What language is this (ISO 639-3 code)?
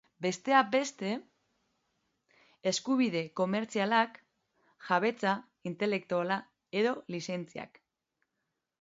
eus